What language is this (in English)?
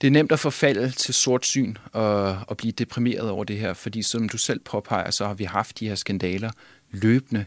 Danish